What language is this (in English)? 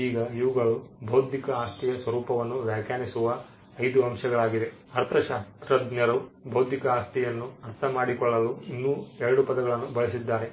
Kannada